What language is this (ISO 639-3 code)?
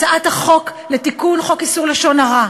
heb